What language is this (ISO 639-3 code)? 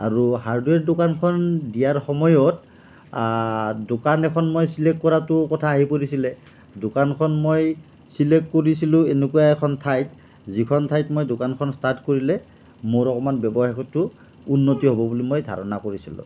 asm